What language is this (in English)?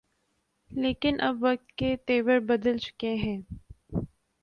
Urdu